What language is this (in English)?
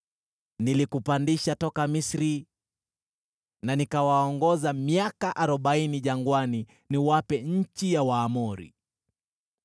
Swahili